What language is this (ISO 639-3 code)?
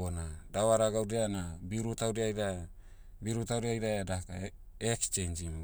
meu